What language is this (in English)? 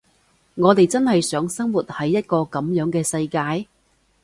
Cantonese